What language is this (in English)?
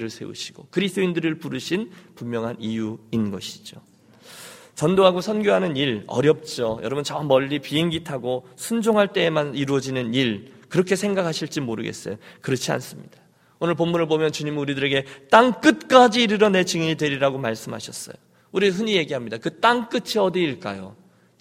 Korean